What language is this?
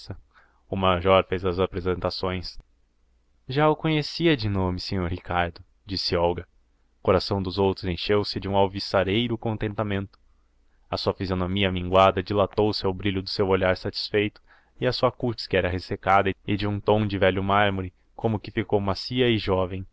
Portuguese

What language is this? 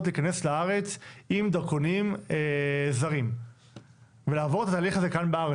Hebrew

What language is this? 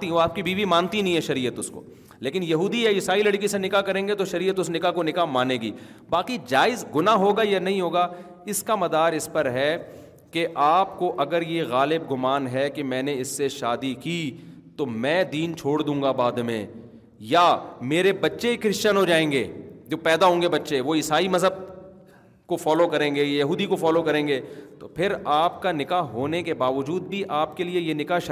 Urdu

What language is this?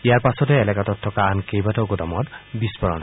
Assamese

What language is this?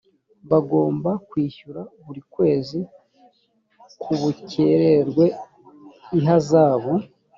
Kinyarwanda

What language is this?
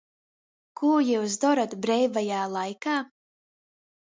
Latgalian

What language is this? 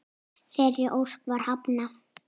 Icelandic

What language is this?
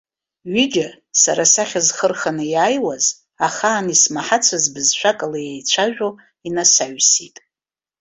Abkhazian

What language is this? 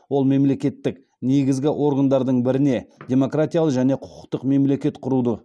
Kazakh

